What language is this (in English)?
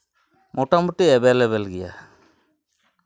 Santali